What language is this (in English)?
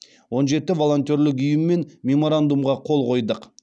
Kazakh